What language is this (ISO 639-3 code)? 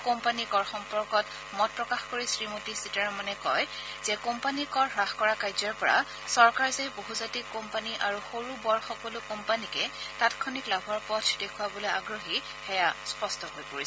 asm